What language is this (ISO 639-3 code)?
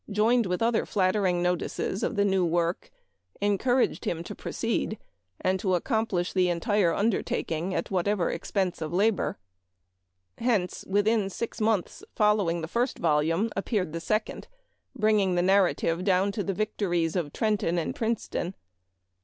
eng